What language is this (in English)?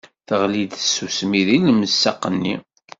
Kabyle